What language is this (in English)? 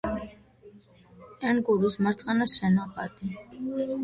Georgian